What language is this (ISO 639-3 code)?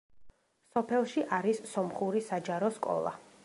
kat